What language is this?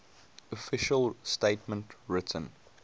English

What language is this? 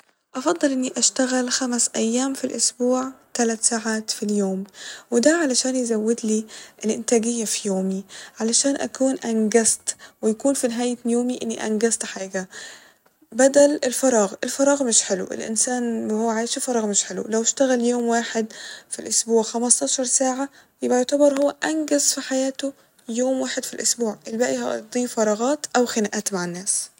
Egyptian Arabic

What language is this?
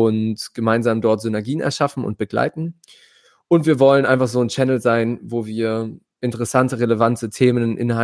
German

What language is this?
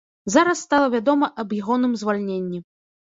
Belarusian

